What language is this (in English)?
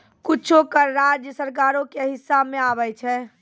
Maithili